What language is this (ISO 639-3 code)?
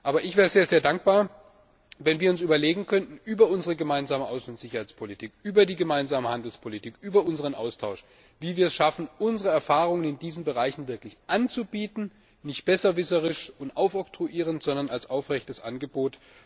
deu